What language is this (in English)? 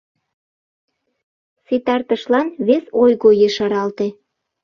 Mari